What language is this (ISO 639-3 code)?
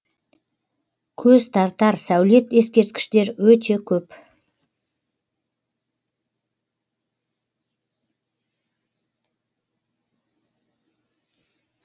kaz